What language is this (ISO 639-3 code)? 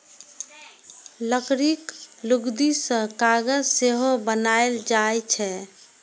mai